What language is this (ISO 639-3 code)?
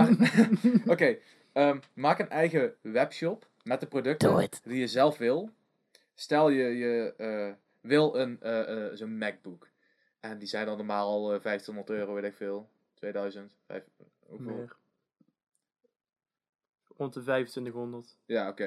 nld